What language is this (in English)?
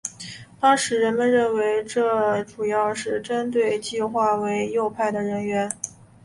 Chinese